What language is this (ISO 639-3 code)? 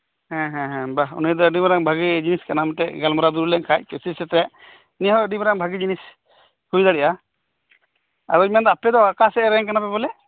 sat